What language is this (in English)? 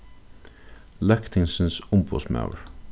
Faroese